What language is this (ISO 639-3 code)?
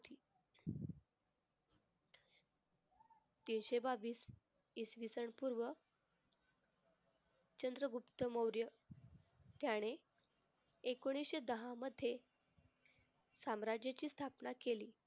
mar